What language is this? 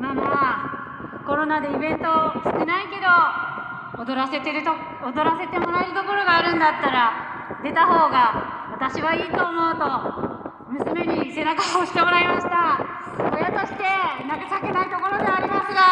Japanese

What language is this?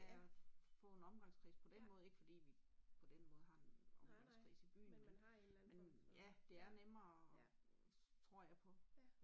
Danish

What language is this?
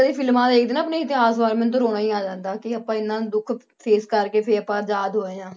Punjabi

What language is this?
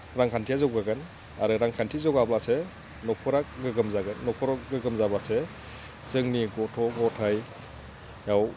Bodo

